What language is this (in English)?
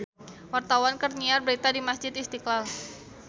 Sundanese